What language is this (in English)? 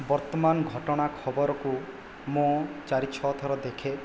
Odia